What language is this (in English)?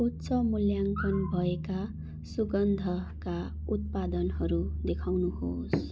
Nepali